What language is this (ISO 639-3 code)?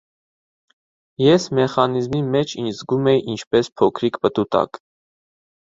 hye